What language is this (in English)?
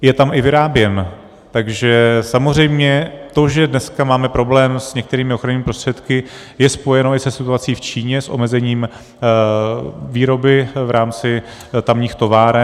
Czech